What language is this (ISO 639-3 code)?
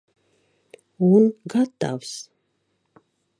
lav